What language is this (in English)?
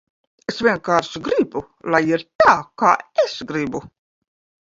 Latvian